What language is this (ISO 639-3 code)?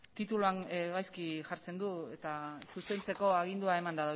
eus